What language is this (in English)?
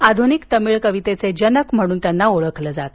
Marathi